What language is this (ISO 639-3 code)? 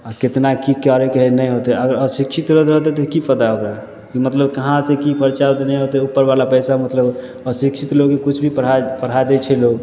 mai